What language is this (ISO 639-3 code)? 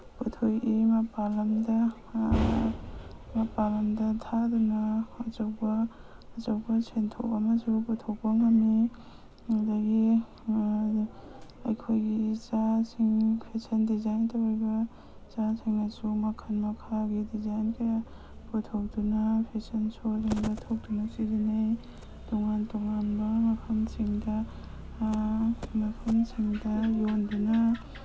mni